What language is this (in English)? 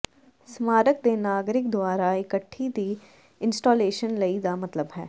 Punjabi